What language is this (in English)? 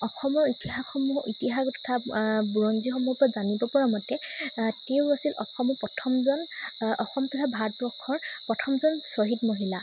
Assamese